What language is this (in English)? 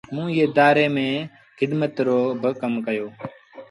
Sindhi Bhil